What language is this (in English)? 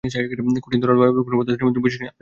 Bangla